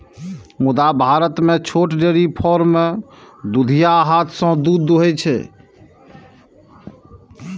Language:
Maithili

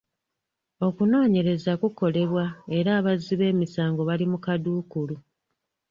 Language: Ganda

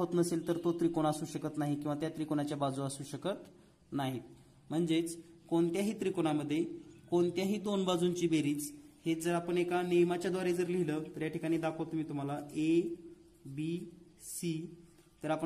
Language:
Hindi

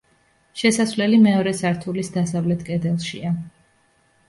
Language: Georgian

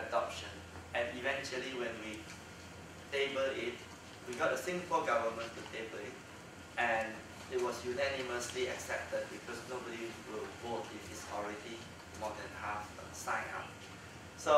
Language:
English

